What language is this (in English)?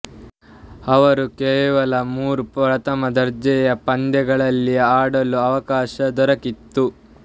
Kannada